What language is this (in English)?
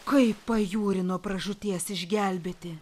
Lithuanian